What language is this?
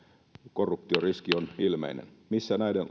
Finnish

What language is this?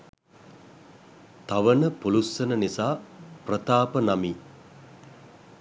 Sinhala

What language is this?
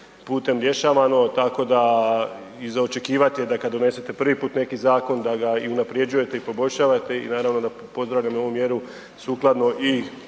Croatian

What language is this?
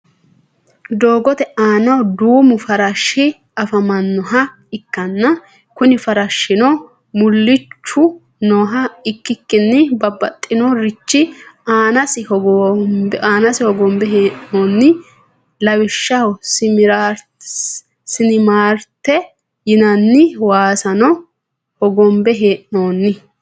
Sidamo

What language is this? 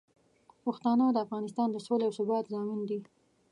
Pashto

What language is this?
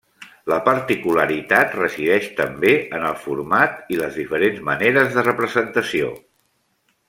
Catalan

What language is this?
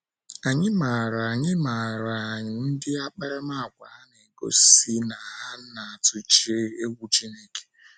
Igbo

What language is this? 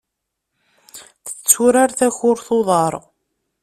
Kabyle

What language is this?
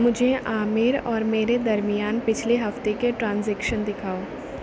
Urdu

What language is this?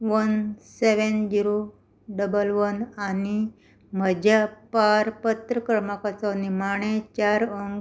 Konkani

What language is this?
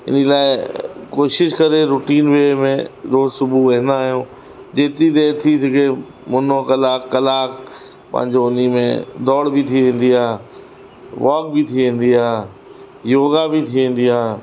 Sindhi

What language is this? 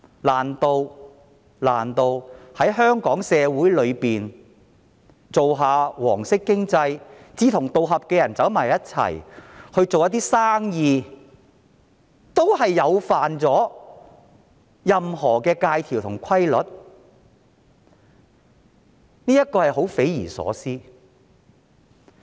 Cantonese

